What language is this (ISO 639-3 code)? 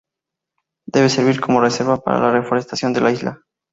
spa